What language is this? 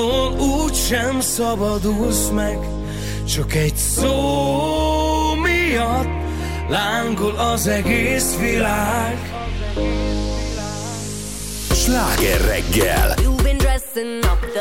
Hungarian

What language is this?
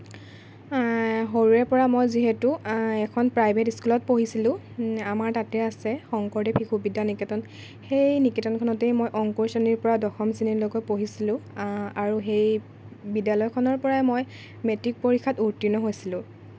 Assamese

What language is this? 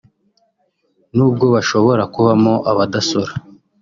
Kinyarwanda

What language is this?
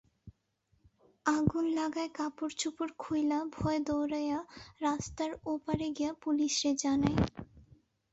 Bangla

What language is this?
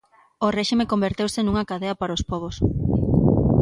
Galician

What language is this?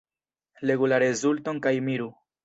Esperanto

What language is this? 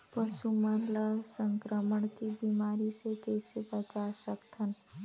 Chhattisgarhi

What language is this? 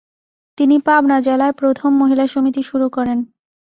Bangla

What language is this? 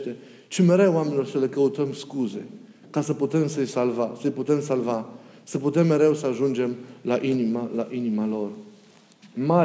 Romanian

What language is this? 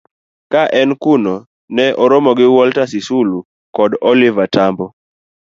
Luo (Kenya and Tanzania)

